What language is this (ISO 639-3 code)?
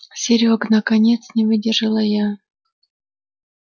rus